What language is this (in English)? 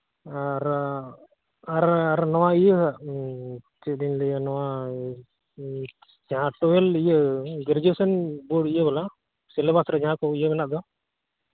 Santali